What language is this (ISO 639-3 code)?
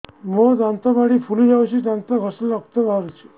ori